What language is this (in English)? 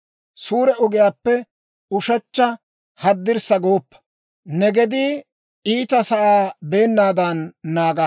Dawro